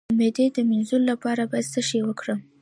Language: Pashto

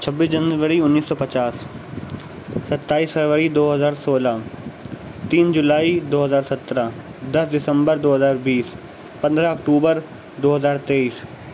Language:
Urdu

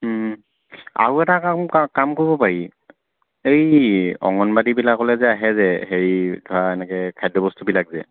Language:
Assamese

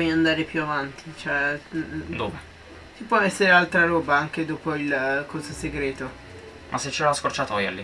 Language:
Italian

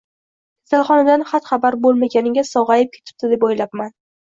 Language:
Uzbek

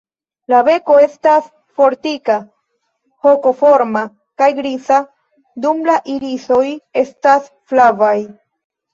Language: Esperanto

